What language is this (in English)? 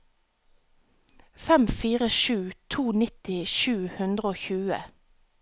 Norwegian